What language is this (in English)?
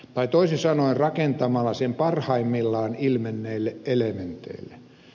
Finnish